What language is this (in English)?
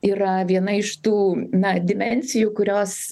Lithuanian